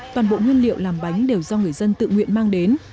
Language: Vietnamese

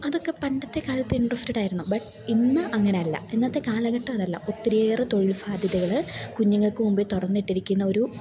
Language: Malayalam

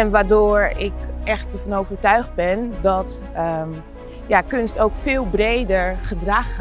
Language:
Dutch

